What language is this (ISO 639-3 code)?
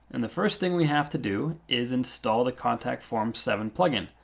eng